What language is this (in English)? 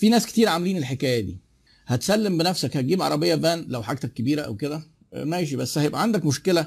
Arabic